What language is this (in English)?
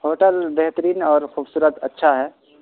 Urdu